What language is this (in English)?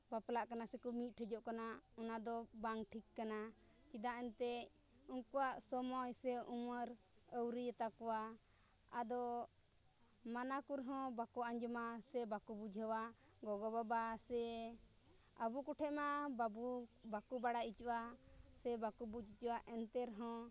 Santali